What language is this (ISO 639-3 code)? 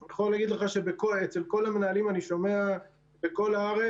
heb